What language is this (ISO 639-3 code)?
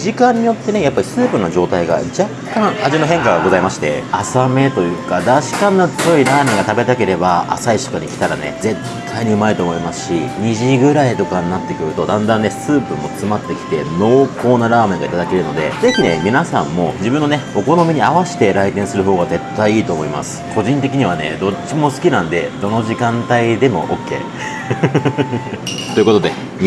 jpn